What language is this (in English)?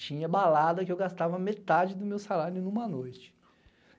Portuguese